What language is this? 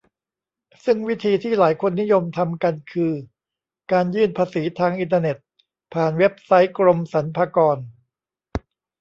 Thai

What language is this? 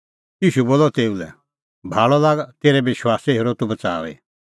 Kullu Pahari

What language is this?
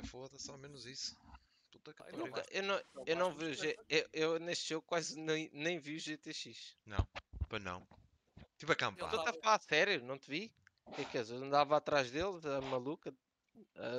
Portuguese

